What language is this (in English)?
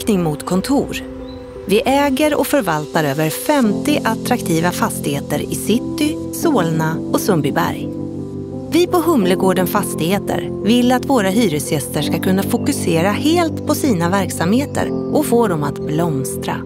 Swedish